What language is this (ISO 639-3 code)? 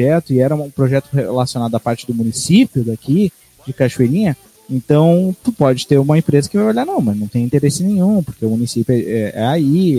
por